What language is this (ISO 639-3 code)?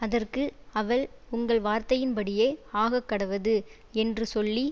tam